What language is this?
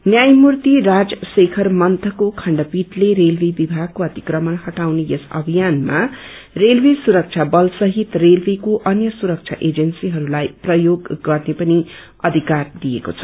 Nepali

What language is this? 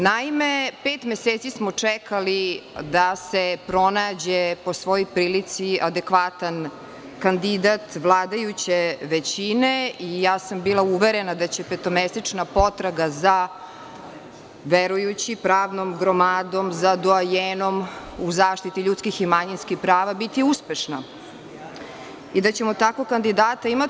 Serbian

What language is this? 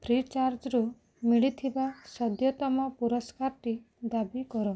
Odia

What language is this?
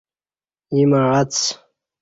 Kati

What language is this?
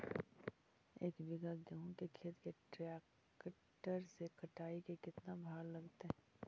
Magahi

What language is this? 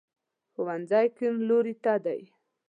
Pashto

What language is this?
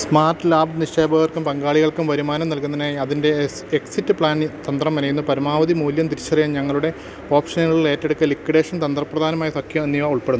Malayalam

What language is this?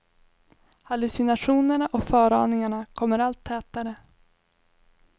Swedish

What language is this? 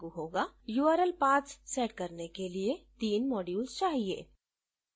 Hindi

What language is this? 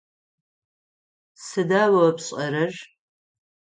Adyghe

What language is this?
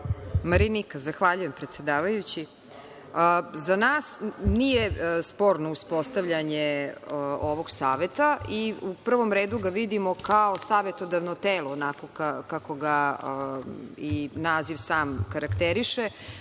Serbian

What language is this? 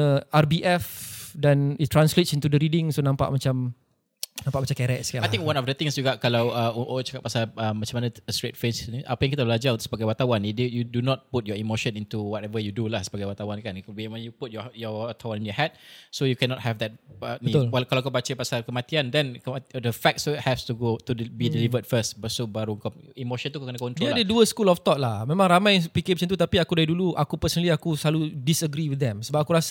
Malay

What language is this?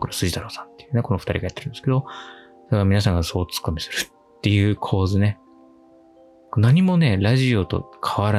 Japanese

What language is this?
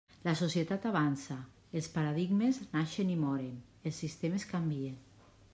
Catalan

